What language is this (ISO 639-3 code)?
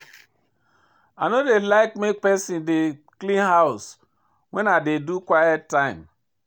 pcm